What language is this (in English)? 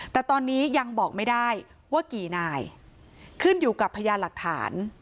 Thai